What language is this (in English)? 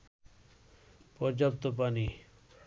Bangla